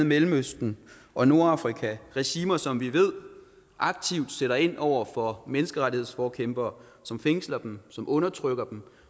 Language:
Danish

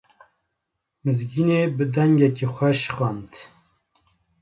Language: Kurdish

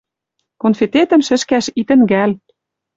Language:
Western Mari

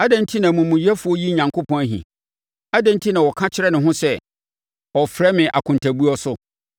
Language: Akan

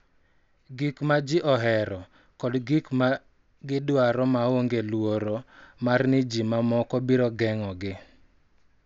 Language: Luo (Kenya and Tanzania)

